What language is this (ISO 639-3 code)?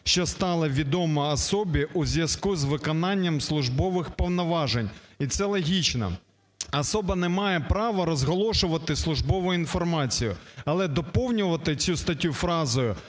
ukr